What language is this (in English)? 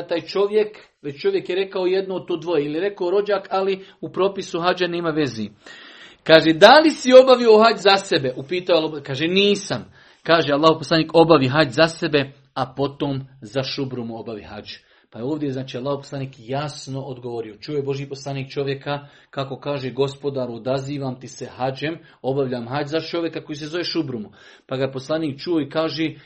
Croatian